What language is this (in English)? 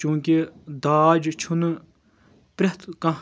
Kashmiri